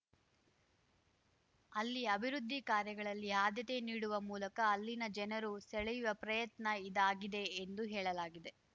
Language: Kannada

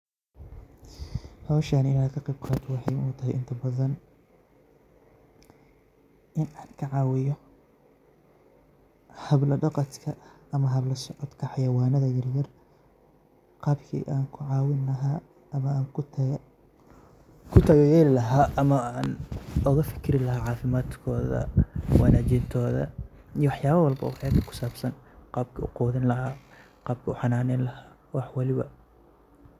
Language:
Somali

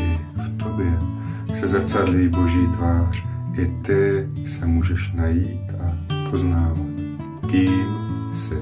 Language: Czech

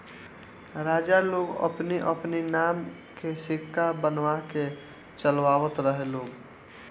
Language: Bhojpuri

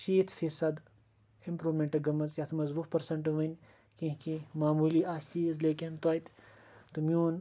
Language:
Kashmiri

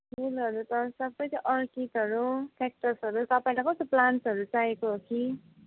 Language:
Nepali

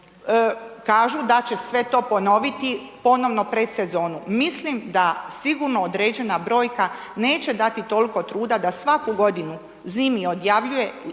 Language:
Croatian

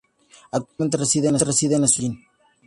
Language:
Spanish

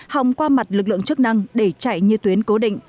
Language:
Vietnamese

